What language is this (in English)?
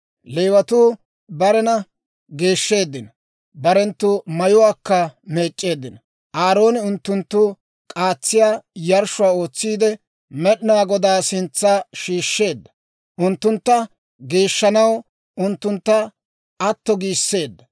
Dawro